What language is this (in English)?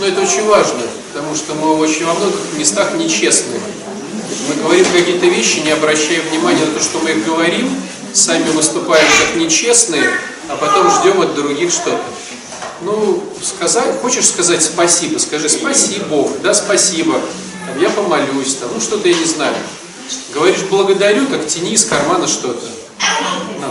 Russian